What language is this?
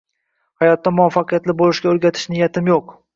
Uzbek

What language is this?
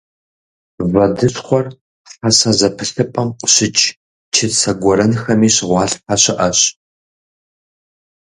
Kabardian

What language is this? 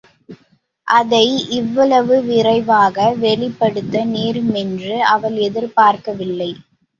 Tamil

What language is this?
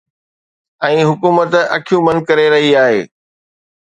Sindhi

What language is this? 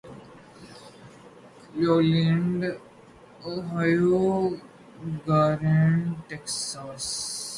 Urdu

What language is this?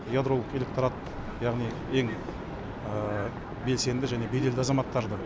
Kazakh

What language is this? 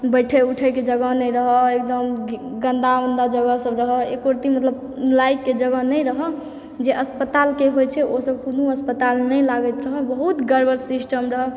Maithili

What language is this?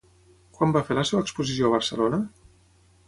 Catalan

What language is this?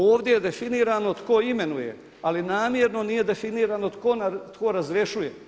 Croatian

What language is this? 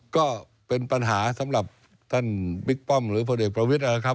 Thai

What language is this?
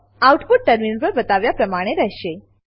Gujarati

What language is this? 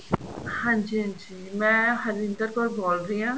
Punjabi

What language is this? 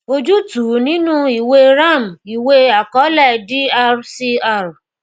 Yoruba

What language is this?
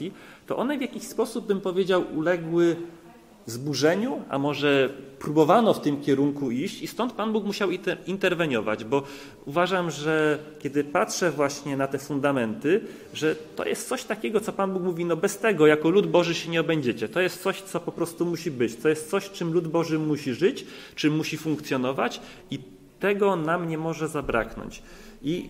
Polish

